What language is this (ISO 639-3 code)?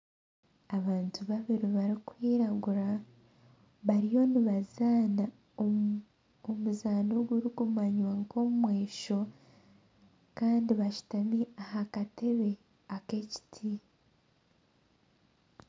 nyn